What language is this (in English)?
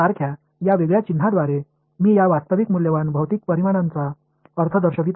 Marathi